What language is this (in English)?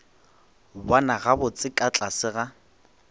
Northern Sotho